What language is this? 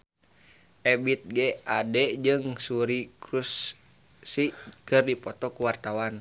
Sundanese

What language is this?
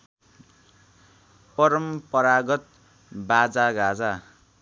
Nepali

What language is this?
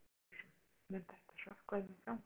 Icelandic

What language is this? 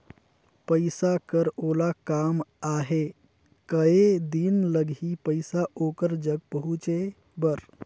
Chhattisgarhi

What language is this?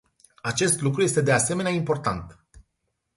Romanian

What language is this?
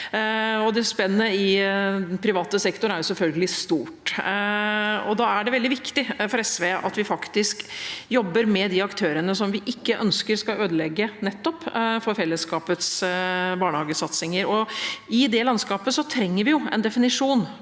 Norwegian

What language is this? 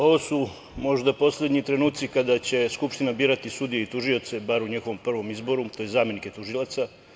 Serbian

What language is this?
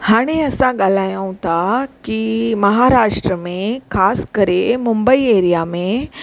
Sindhi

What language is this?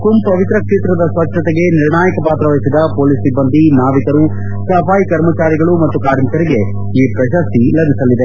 Kannada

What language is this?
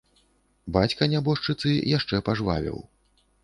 Belarusian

